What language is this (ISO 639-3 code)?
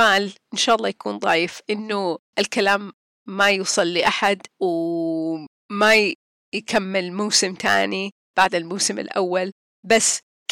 ara